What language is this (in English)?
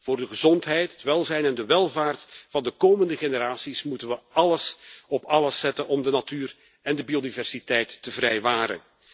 Dutch